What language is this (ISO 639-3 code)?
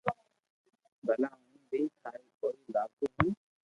lrk